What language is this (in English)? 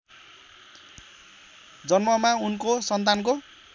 Nepali